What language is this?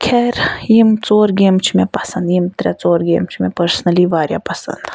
Kashmiri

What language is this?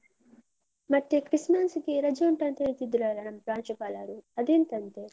Kannada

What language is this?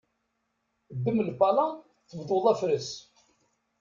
Kabyle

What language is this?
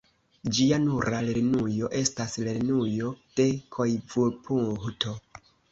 Esperanto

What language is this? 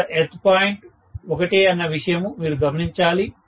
Telugu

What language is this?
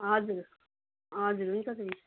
Nepali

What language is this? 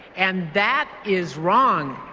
English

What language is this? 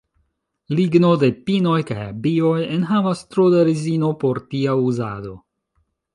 Esperanto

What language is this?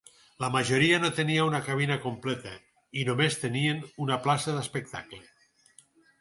Catalan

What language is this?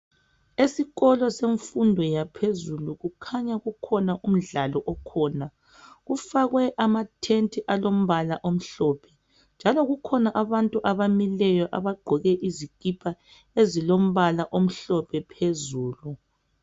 North Ndebele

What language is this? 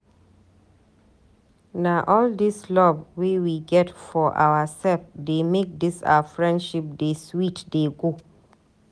Nigerian Pidgin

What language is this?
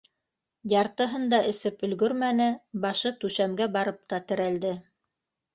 Bashkir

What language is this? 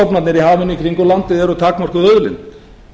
Icelandic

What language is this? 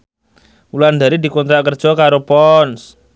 Javanese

